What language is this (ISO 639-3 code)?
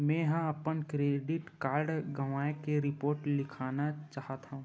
hne